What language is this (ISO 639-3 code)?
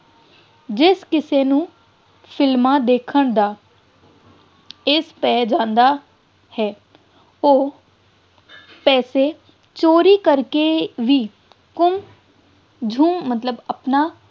pan